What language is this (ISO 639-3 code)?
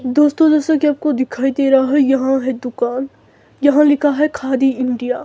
hin